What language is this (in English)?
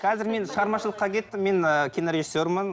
Kazakh